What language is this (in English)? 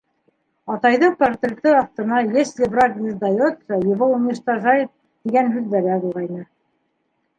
Bashkir